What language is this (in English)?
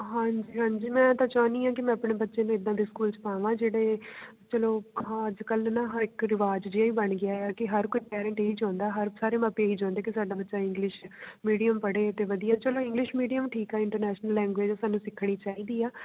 Punjabi